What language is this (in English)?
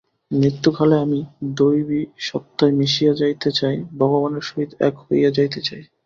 Bangla